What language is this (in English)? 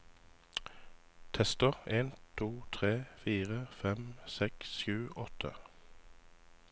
Norwegian